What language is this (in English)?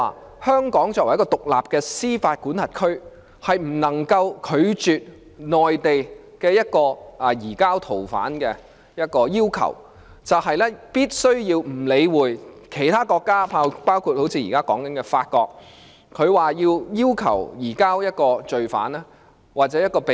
Cantonese